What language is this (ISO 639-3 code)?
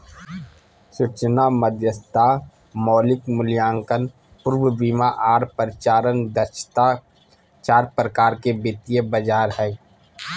mag